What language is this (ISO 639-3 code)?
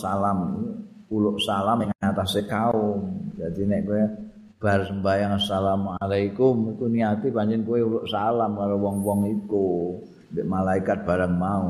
ind